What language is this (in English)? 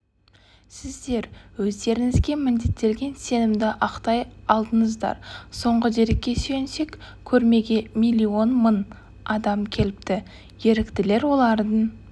Kazakh